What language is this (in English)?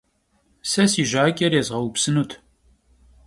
Kabardian